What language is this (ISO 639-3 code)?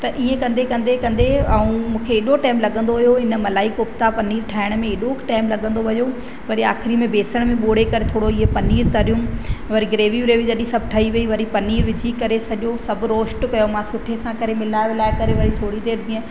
snd